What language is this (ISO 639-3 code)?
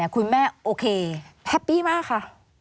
tha